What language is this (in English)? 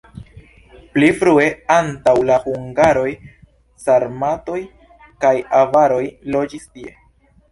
Esperanto